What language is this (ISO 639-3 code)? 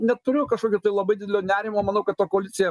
lit